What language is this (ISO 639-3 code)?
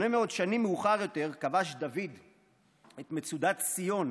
heb